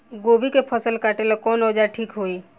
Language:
Bhojpuri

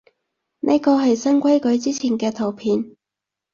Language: Cantonese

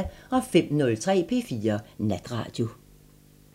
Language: Danish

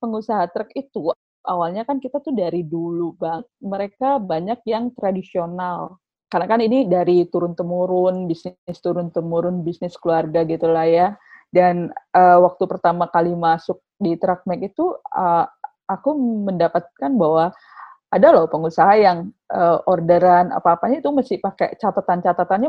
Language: Indonesian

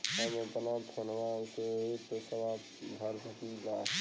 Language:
Bhojpuri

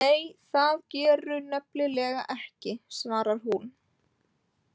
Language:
Icelandic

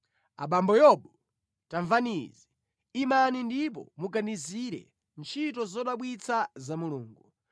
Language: Nyanja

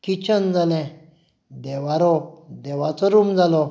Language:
Konkani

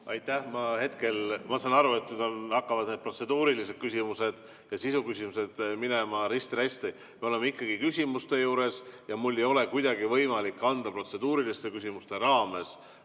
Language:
Estonian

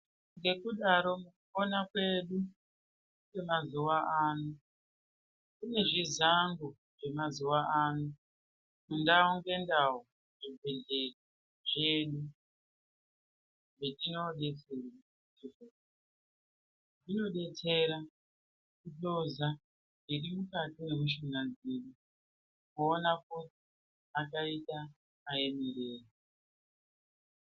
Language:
Ndau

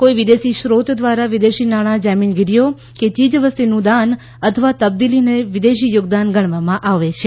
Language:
Gujarati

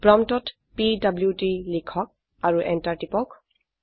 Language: Assamese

